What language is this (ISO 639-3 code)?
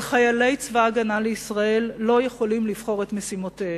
heb